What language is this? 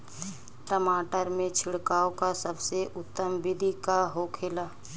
Bhojpuri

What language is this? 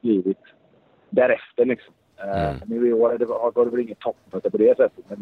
Swedish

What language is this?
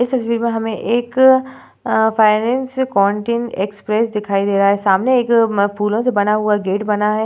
Hindi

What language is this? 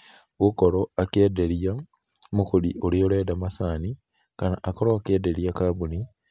Kikuyu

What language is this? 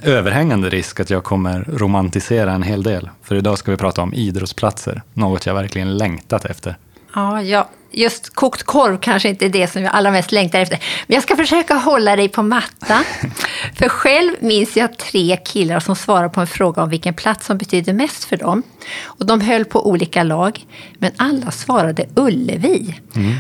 Swedish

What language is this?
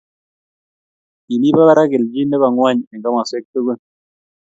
Kalenjin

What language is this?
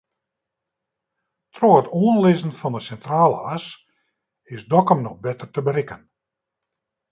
Western Frisian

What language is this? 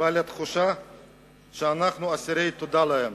Hebrew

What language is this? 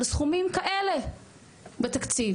Hebrew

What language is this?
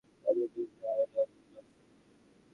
Bangla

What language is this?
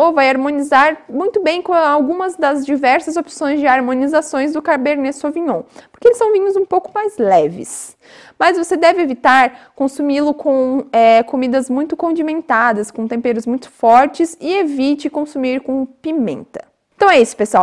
Portuguese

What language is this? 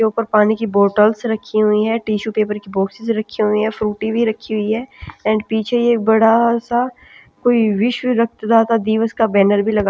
Hindi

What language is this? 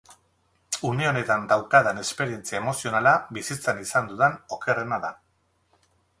Basque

